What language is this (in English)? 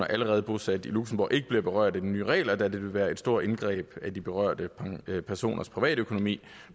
Danish